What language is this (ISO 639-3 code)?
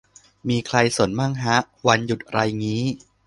tha